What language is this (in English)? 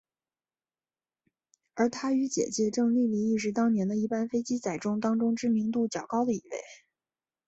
Chinese